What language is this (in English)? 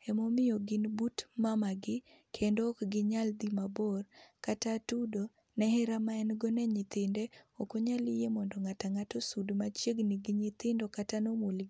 Luo (Kenya and Tanzania)